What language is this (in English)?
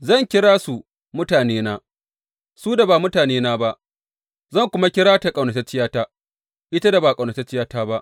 Hausa